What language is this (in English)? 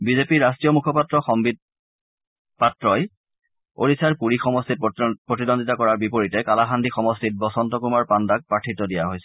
Assamese